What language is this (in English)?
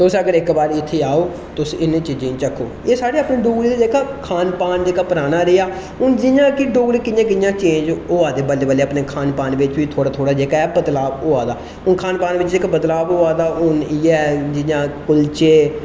Dogri